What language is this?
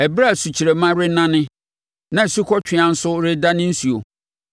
Akan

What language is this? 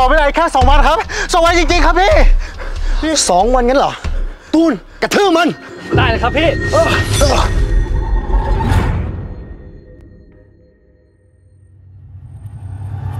Thai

